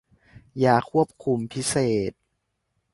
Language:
Thai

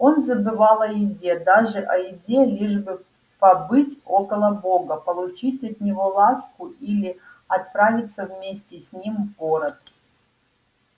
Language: Russian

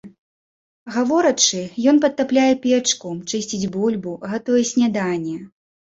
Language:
Belarusian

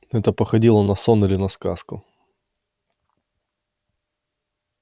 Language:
Russian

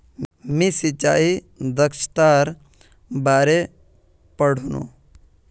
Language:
Magahi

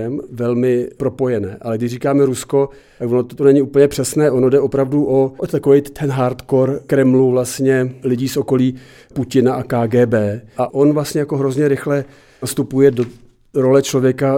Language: Czech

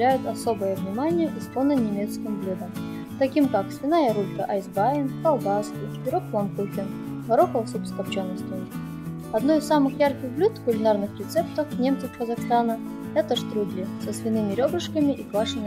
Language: Russian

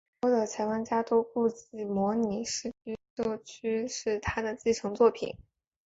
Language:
Chinese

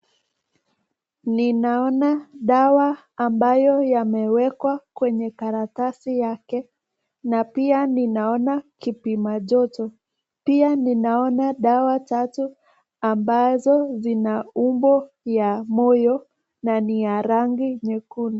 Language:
Swahili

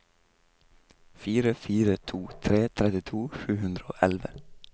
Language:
Norwegian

